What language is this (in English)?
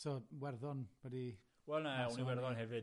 Welsh